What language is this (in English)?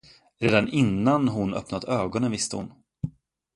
Swedish